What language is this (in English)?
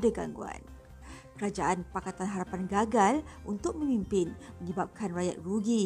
Malay